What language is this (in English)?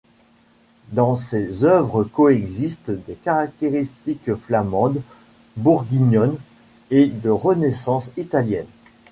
French